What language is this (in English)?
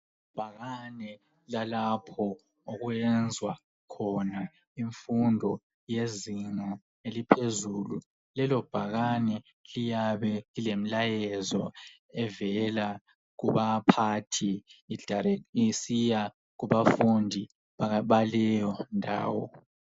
North Ndebele